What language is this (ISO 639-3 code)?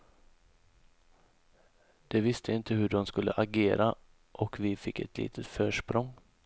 swe